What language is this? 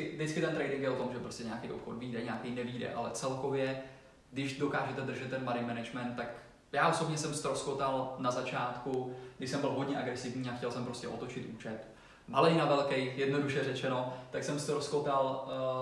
Czech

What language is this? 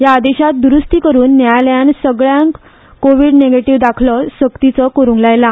Konkani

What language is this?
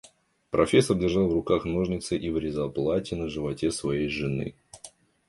Russian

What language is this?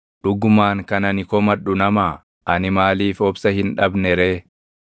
Oromo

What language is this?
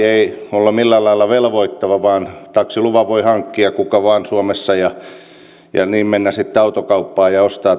Finnish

